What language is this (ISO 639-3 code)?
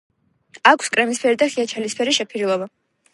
kat